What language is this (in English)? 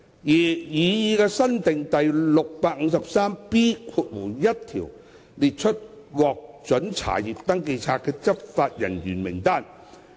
Cantonese